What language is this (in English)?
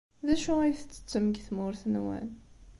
Kabyle